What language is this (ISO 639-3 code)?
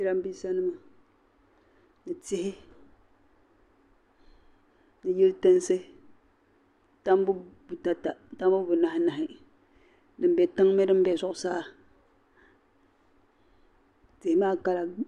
dag